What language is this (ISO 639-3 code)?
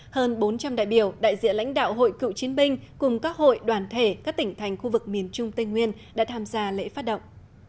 vie